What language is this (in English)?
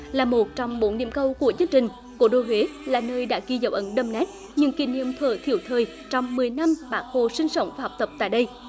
Vietnamese